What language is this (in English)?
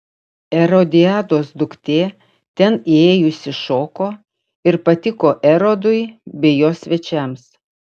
Lithuanian